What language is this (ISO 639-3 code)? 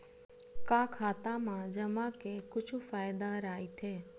hne